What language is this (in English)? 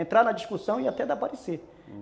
Portuguese